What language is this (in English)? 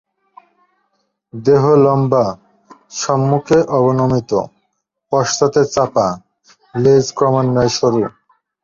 Bangla